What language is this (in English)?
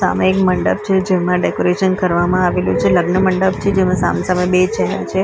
Gujarati